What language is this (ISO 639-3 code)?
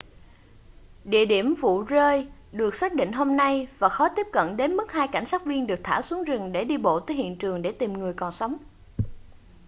vie